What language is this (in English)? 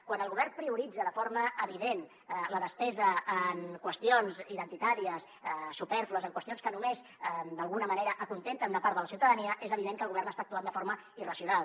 Catalan